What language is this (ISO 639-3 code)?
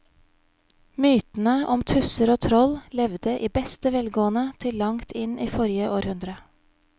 nor